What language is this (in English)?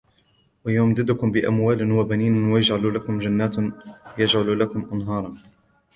Arabic